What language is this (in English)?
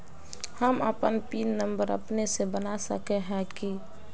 Magahi